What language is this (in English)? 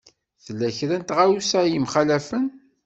Kabyle